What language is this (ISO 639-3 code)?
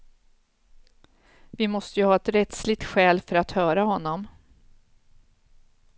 swe